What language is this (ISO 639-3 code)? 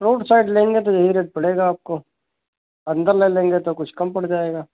hin